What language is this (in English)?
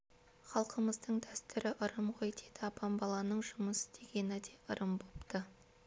Kazakh